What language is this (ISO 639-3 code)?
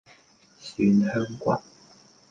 yue